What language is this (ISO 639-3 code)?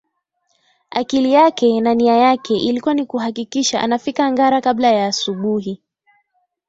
swa